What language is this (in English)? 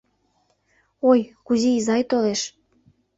Mari